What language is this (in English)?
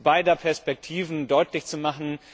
German